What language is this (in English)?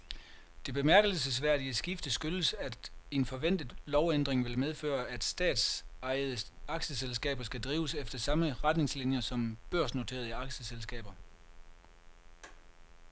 Danish